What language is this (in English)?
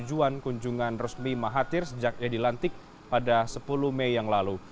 Indonesian